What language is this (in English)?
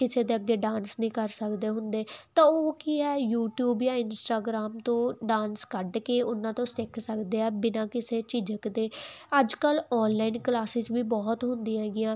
Punjabi